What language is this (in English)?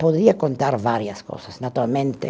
Portuguese